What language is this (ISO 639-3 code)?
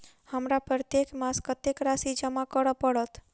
mai